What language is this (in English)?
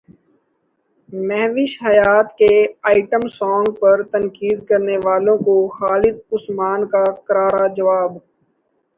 Urdu